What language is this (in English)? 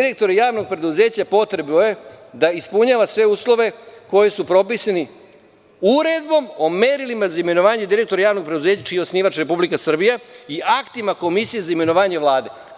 Serbian